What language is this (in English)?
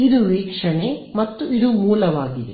Kannada